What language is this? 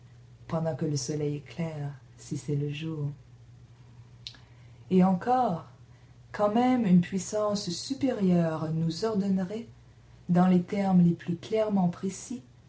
French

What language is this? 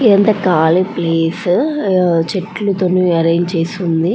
Telugu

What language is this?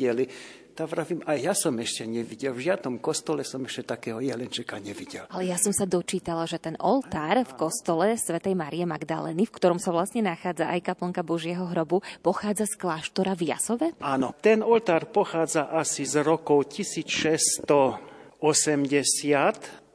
Slovak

